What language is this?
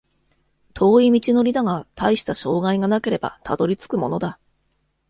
Japanese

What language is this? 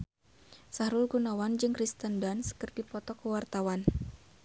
Sundanese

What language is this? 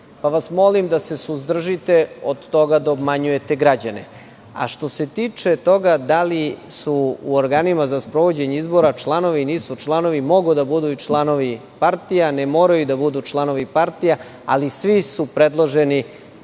Serbian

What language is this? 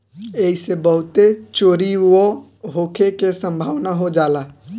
Bhojpuri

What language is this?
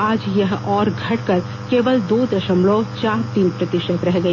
Hindi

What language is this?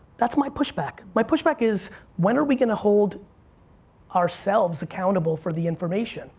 English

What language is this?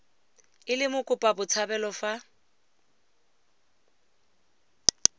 Tswana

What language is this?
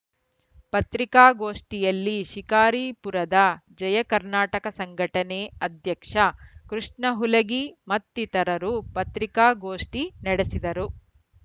Kannada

